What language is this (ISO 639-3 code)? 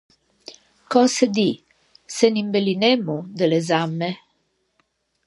lij